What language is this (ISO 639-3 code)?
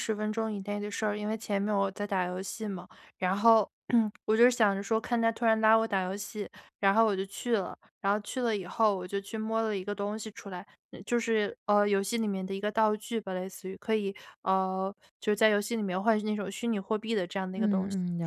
zho